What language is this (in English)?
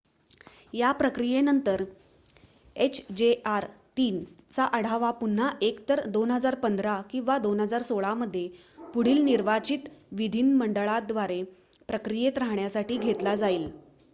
Marathi